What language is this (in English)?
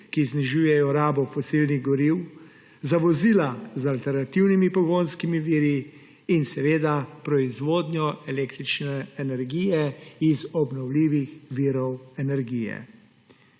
Slovenian